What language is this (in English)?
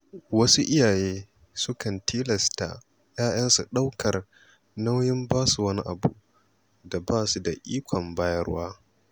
Hausa